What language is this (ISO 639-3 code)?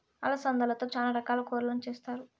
tel